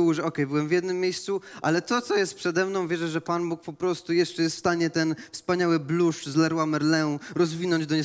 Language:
Polish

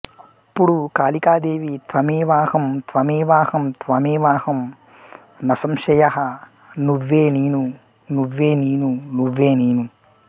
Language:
Telugu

